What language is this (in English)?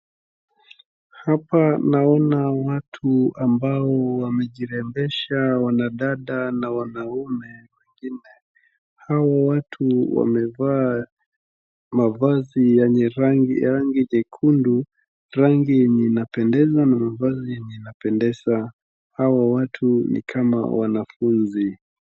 Swahili